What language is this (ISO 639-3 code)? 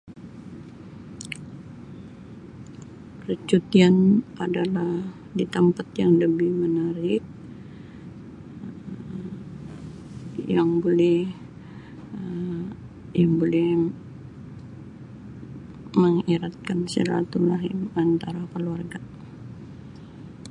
msi